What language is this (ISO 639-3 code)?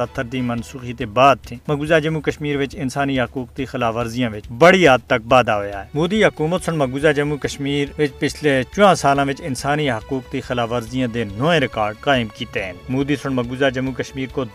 urd